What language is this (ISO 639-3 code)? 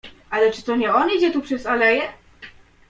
pol